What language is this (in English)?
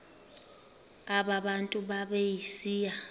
Xhosa